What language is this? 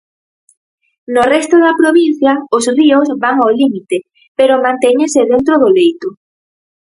Galician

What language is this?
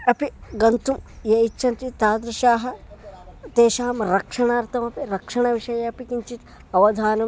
Sanskrit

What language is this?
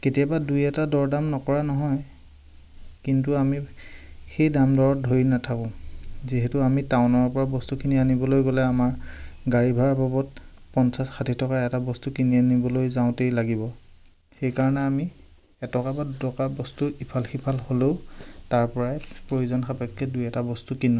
Assamese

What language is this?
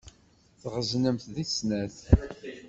Kabyle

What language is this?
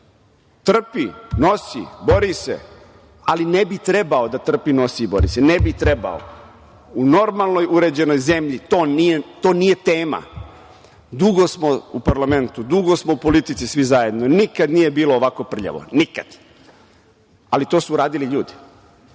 Serbian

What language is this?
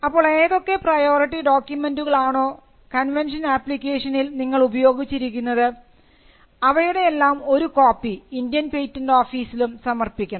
Malayalam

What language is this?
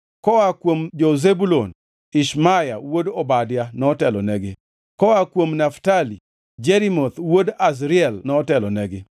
Luo (Kenya and Tanzania)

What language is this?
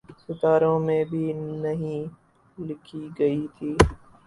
Urdu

